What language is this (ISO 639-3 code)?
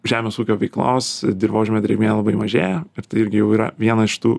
lit